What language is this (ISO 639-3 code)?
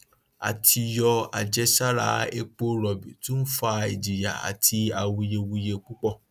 yor